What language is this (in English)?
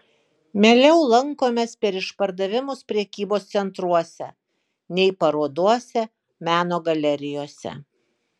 Lithuanian